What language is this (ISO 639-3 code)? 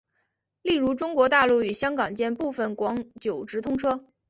zho